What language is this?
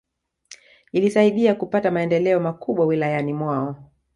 Swahili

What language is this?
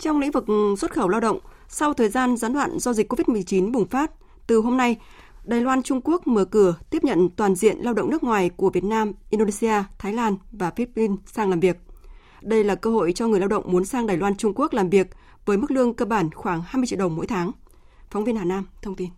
Vietnamese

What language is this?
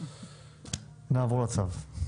Hebrew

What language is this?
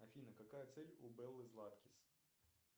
Russian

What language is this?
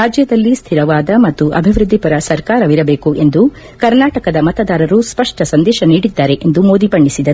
Kannada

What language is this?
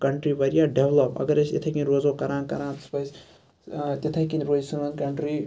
Kashmiri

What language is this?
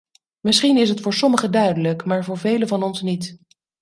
Dutch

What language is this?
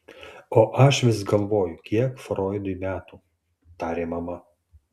Lithuanian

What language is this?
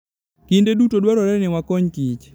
Luo (Kenya and Tanzania)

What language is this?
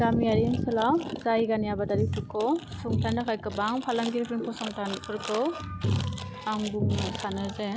Bodo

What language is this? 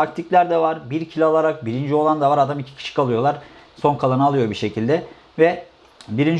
Turkish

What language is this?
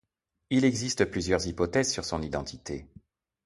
French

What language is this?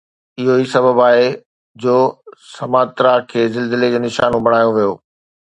Sindhi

